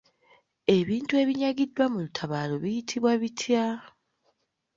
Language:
Ganda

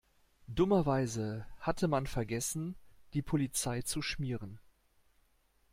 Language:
German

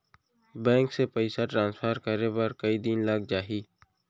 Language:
Chhattisgarhi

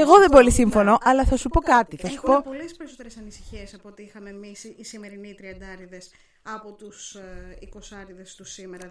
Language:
Greek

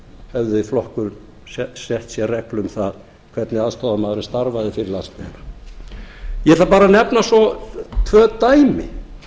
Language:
Icelandic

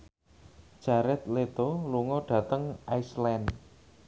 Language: Javanese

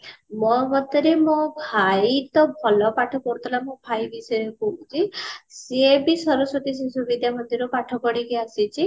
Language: Odia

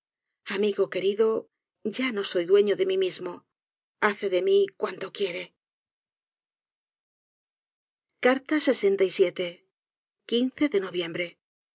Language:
Spanish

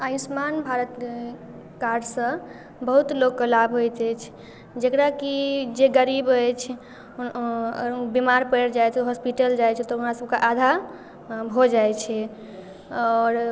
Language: Maithili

